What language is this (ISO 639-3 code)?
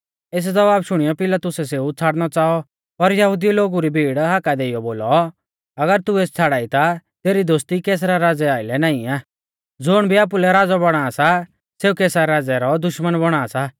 bfz